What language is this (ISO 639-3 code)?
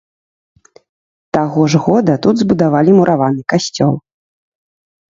bel